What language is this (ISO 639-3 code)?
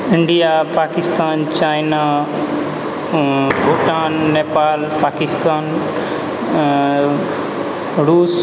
mai